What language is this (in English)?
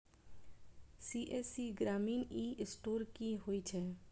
Maithili